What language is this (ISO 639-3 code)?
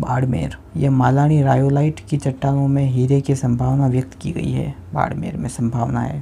hin